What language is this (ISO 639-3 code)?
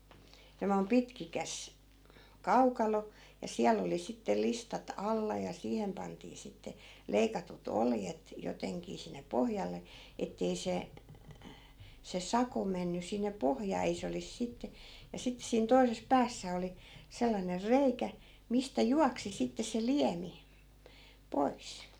fin